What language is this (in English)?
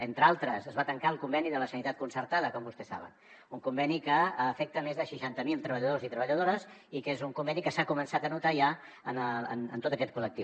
Catalan